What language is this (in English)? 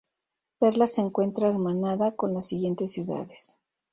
Spanish